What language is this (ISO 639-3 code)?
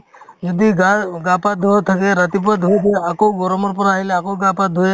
asm